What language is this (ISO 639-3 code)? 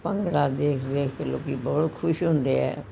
pan